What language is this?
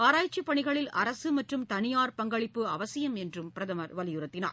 Tamil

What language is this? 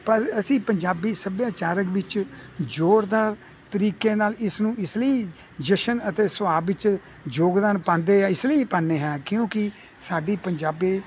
Punjabi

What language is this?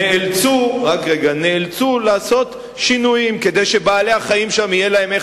Hebrew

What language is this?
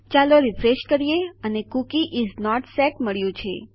Gujarati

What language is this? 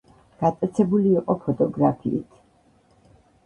Georgian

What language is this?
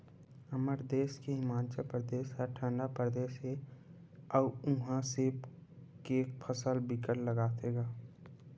Chhattisgarhi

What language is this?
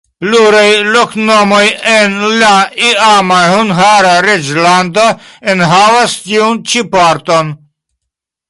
Esperanto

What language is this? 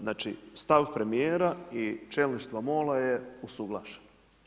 Croatian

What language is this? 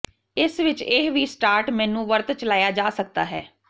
Punjabi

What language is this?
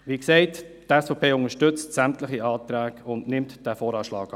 Swiss German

